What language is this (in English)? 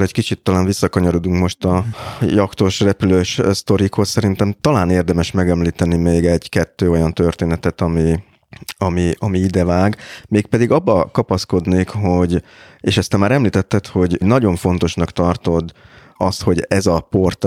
Hungarian